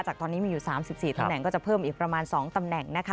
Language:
Thai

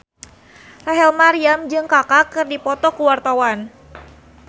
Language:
Sundanese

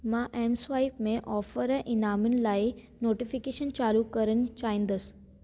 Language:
Sindhi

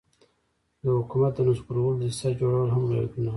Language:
Pashto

